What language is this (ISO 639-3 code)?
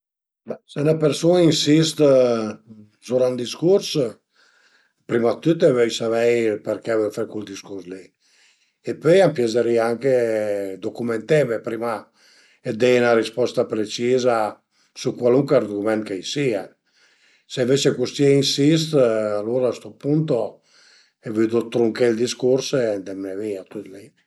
pms